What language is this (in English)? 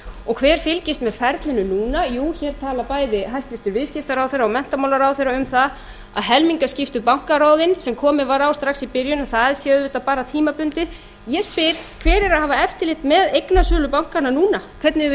Icelandic